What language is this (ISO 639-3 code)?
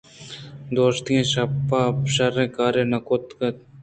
bgp